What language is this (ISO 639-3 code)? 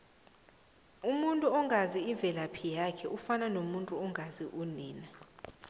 nbl